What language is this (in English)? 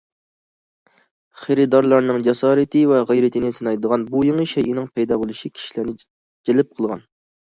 Uyghur